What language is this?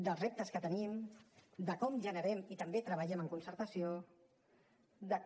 Catalan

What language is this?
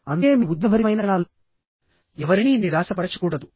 Telugu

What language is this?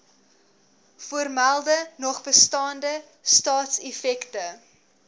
Afrikaans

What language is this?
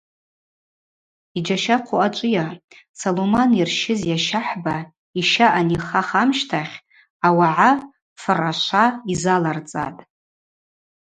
Abaza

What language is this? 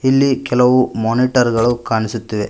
Kannada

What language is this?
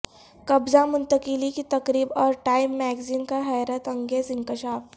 Urdu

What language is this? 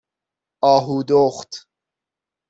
Persian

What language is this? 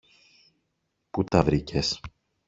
Greek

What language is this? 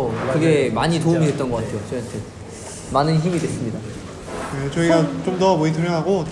Korean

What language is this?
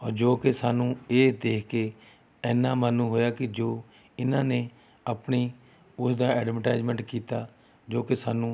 Punjabi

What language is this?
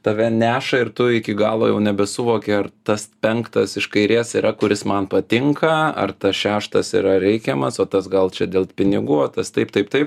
Lithuanian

